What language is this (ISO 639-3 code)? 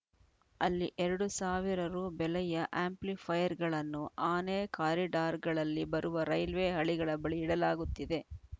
kan